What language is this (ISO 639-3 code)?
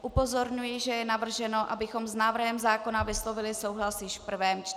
ces